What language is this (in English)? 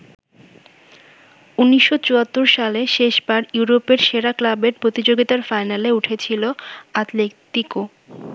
Bangla